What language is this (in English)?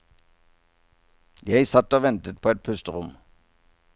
Norwegian